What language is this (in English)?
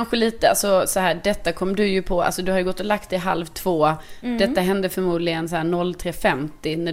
Swedish